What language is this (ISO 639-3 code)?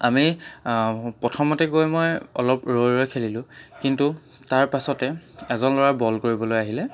asm